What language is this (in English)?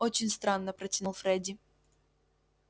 Russian